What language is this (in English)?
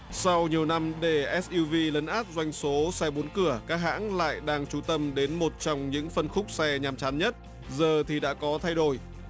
Vietnamese